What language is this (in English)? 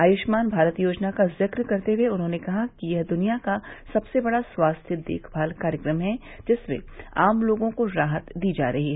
Hindi